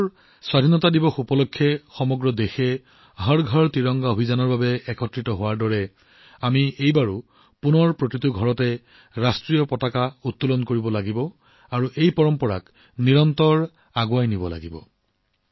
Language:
Assamese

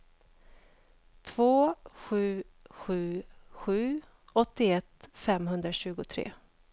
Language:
Swedish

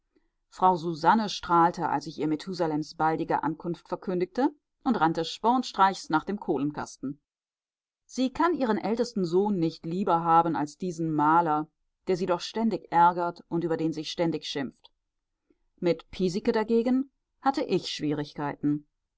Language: German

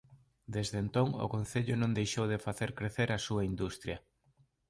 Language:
Galician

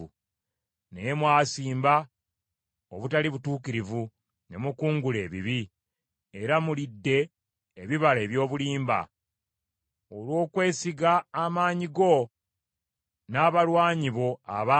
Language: Ganda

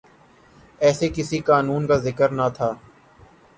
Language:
Urdu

